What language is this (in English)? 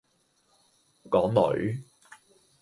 Cantonese